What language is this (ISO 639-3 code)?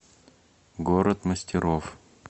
rus